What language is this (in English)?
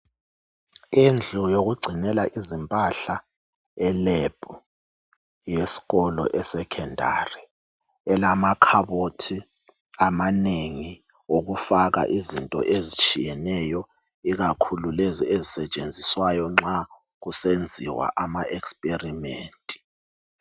North Ndebele